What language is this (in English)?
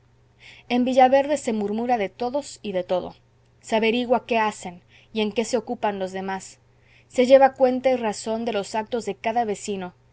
Spanish